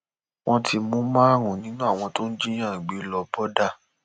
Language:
Yoruba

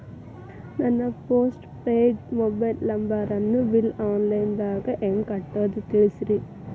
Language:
Kannada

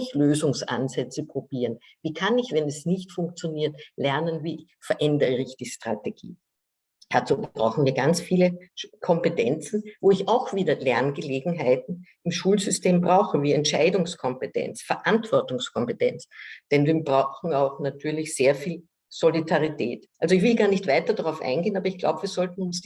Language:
German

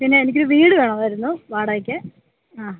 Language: Malayalam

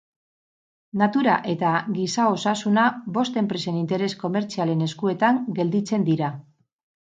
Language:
Basque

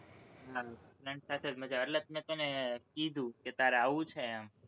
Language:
Gujarati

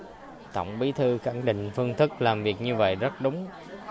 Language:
Vietnamese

